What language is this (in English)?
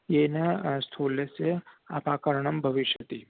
Sanskrit